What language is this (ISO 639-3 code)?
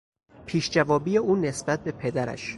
fas